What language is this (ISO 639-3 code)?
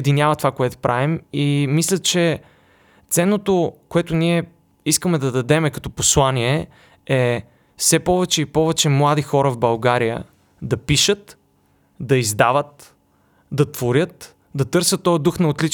bul